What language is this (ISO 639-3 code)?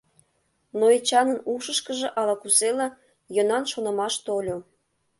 chm